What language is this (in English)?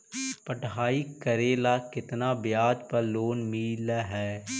Magahi